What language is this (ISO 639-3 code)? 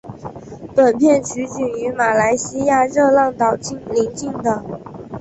zho